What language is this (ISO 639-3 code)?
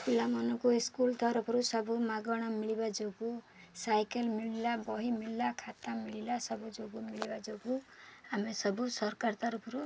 ori